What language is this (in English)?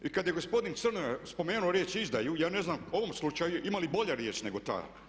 Croatian